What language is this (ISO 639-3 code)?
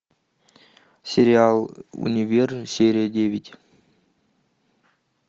rus